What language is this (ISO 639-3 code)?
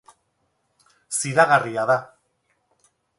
eus